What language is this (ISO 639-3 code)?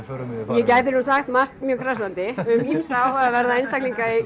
isl